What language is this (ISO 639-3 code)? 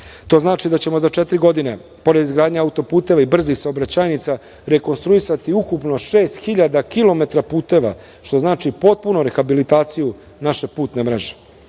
srp